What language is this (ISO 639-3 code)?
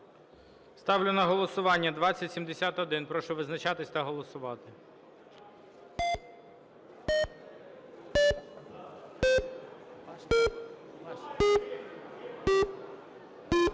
ukr